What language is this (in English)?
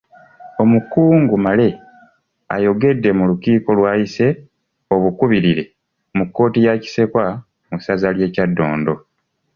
Ganda